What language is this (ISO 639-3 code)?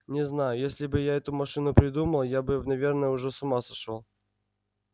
rus